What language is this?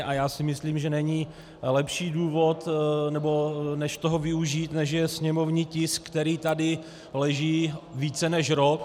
Czech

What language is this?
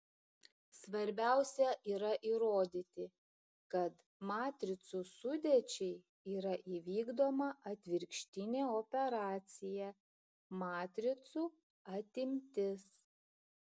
Lithuanian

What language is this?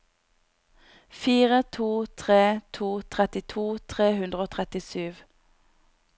Norwegian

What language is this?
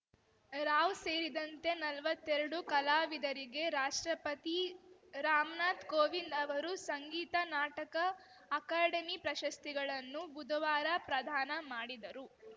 Kannada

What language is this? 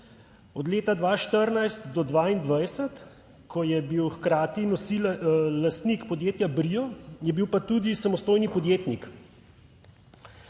Slovenian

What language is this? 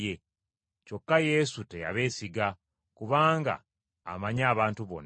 Ganda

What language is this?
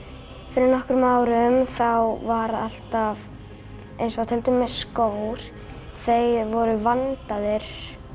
Icelandic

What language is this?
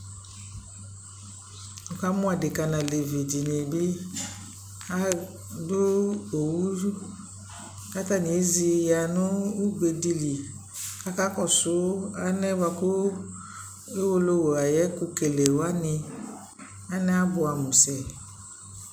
Ikposo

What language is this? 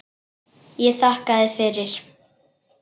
Icelandic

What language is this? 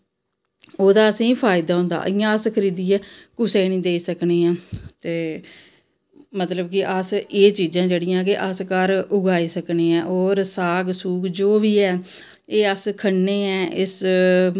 Dogri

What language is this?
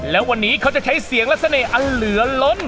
Thai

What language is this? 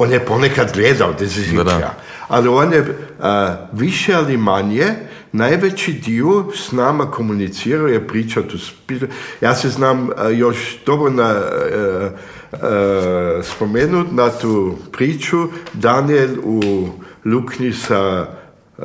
Croatian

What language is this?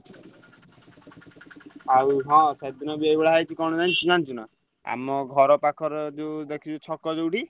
Odia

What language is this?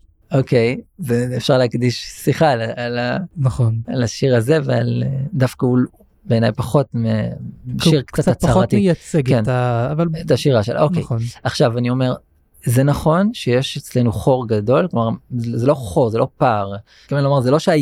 Hebrew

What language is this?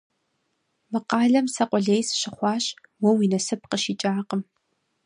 Kabardian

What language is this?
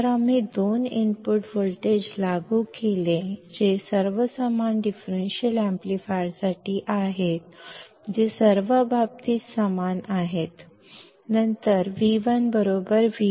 Marathi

